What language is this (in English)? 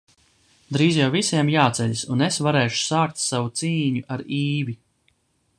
Latvian